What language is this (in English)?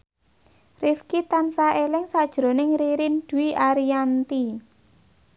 Javanese